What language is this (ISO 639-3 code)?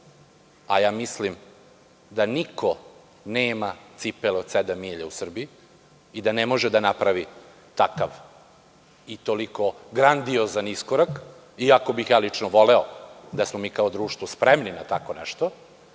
srp